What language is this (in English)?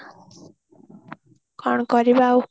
Odia